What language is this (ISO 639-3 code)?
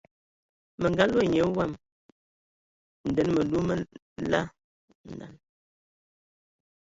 ewo